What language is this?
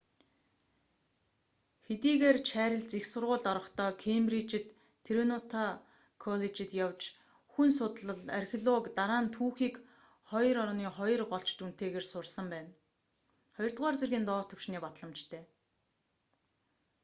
Mongolian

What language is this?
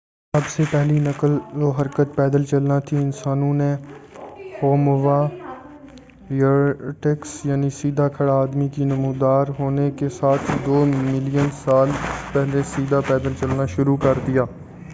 Urdu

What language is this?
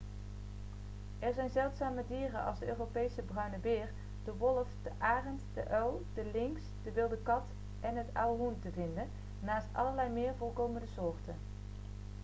Dutch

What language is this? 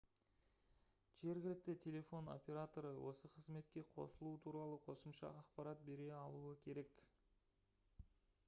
Kazakh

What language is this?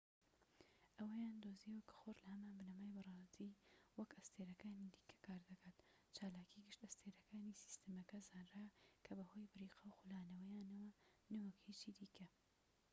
Central Kurdish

